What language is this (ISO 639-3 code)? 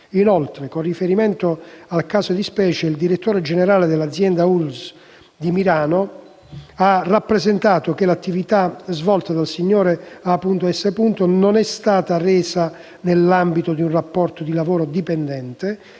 ita